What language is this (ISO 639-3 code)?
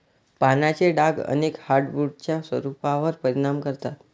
mar